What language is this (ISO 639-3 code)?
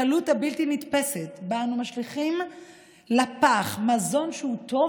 heb